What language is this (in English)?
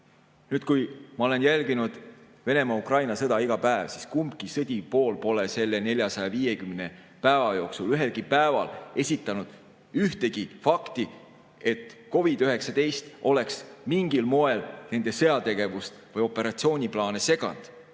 Estonian